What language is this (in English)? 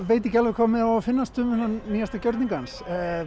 Icelandic